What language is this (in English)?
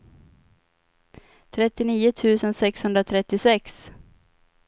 Swedish